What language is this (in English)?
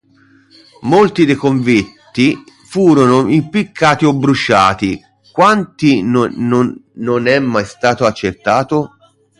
Italian